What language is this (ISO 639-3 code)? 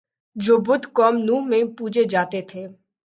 urd